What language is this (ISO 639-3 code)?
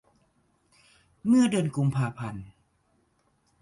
tha